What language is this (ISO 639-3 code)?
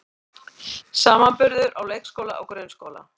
isl